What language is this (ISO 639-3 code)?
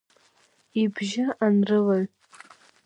abk